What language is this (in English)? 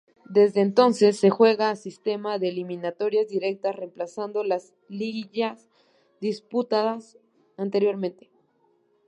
Spanish